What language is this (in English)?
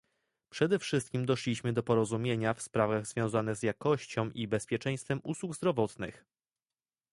Polish